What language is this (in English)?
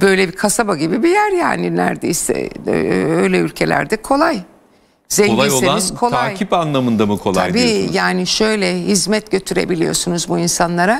Turkish